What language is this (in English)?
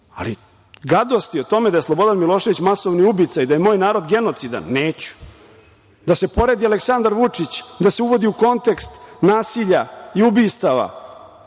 Serbian